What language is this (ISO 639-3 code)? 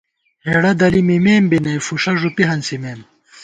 gwt